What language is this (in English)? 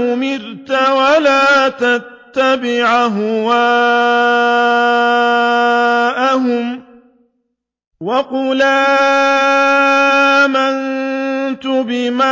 Arabic